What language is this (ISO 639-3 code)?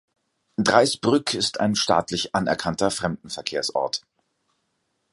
deu